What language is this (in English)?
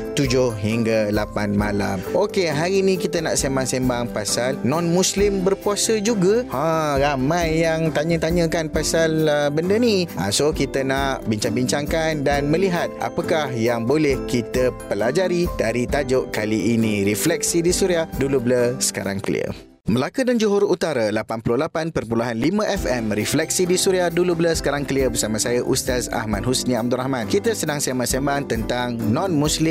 Malay